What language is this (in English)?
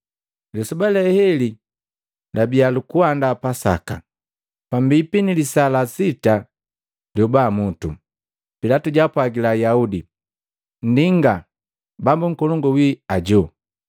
Matengo